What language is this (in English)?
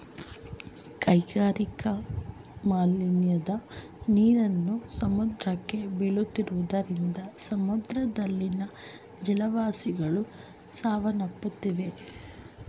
Kannada